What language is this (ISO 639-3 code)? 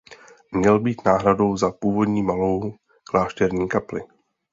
ces